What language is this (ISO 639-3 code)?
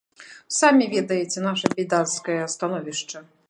bel